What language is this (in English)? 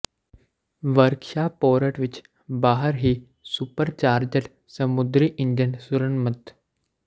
Punjabi